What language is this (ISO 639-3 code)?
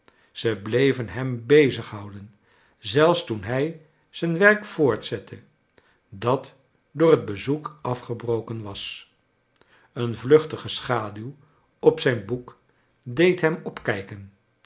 nld